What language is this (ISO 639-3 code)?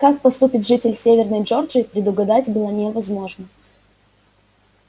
rus